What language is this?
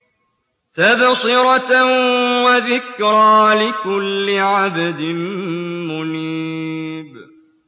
Arabic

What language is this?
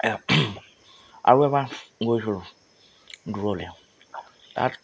Assamese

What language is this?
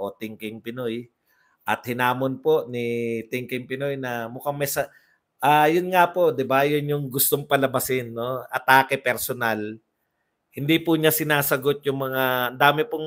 Filipino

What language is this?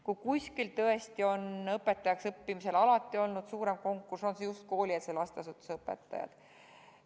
Estonian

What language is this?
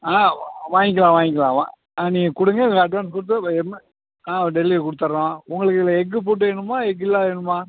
Tamil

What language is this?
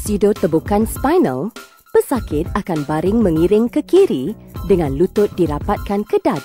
Malay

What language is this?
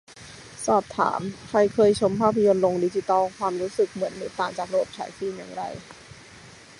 Thai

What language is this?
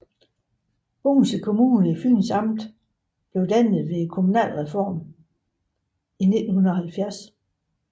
Danish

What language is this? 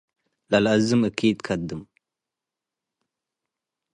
Tigre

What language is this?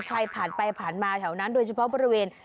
Thai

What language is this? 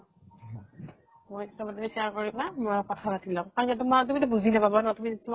Assamese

